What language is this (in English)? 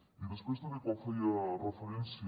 Catalan